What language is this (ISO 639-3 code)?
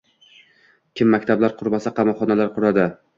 uzb